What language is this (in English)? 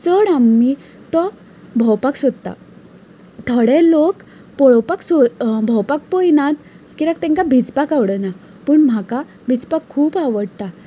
Konkani